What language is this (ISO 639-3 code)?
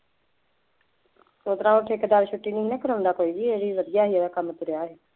pan